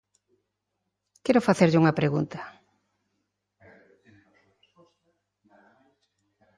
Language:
Galician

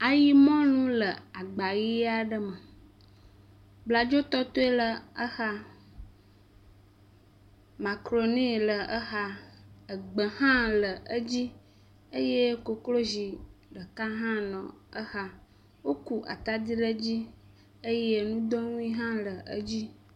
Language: Ewe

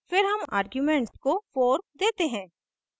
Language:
Hindi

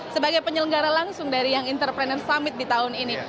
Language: Indonesian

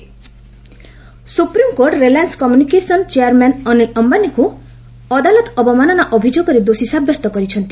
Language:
Odia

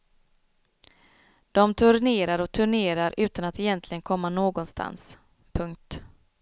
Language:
Swedish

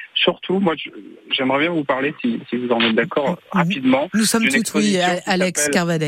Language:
French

